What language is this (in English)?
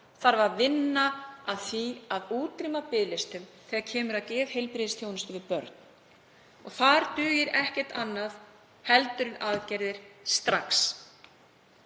Icelandic